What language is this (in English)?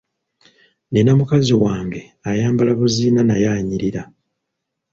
Ganda